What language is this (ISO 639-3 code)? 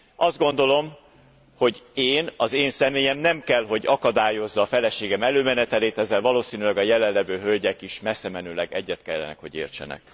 hun